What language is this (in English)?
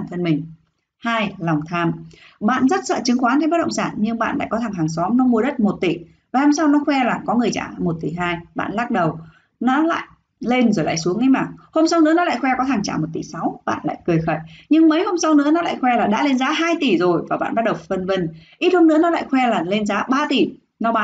Vietnamese